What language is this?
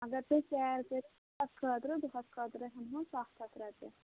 Kashmiri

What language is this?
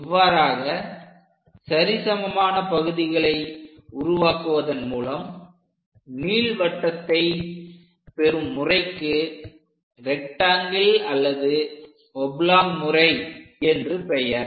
Tamil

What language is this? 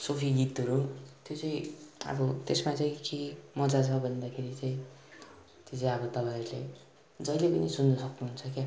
Nepali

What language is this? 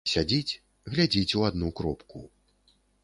Belarusian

